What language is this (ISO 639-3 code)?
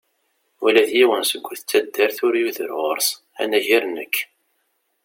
kab